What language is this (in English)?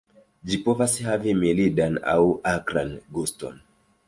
Esperanto